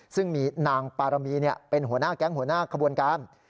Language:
Thai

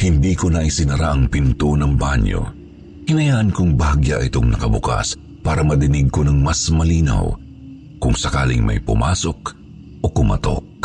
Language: Filipino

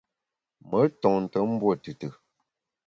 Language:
Bamun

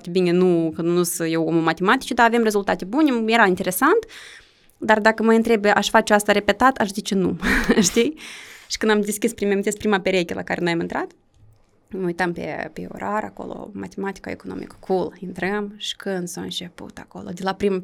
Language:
Romanian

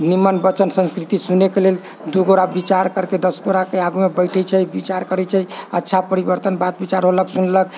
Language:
Maithili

